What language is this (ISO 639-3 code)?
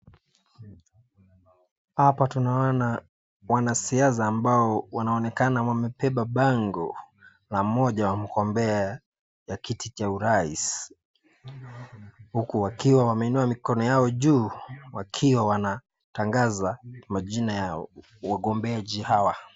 swa